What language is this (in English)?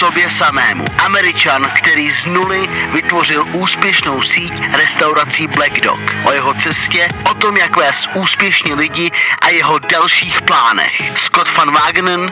Czech